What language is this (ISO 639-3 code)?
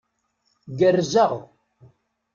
kab